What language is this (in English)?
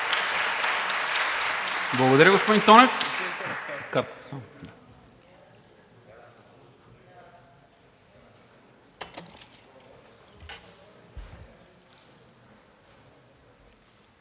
Bulgarian